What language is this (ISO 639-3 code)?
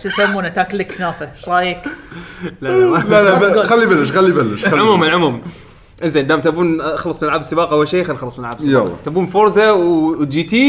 ara